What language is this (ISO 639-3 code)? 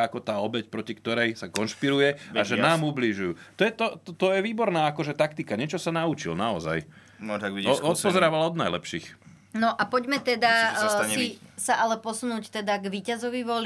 slk